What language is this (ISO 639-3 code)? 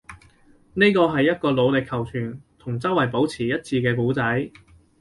yue